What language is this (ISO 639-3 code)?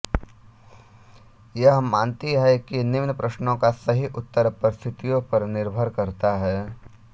hin